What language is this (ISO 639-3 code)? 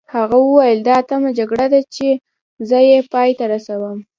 pus